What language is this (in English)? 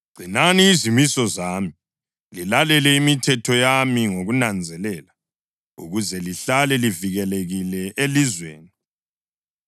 North Ndebele